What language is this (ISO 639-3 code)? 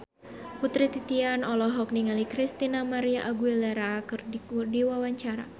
sun